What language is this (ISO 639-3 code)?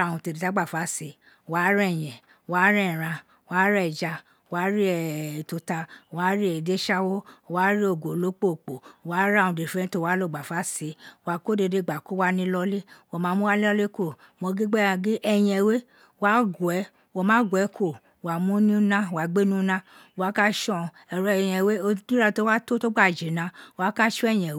its